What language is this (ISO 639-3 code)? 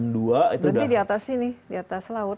ind